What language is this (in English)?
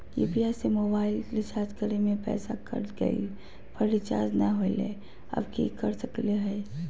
Magahi